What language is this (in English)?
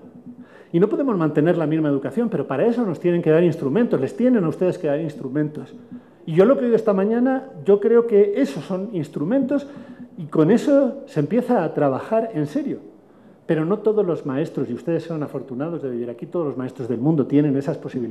Spanish